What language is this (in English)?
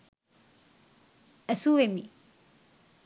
Sinhala